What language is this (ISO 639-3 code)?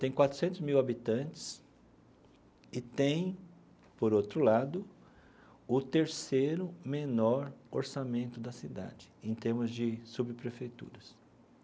por